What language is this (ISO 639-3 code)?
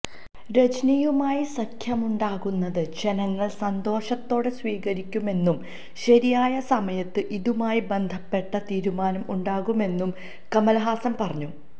mal